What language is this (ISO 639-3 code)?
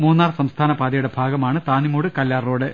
mal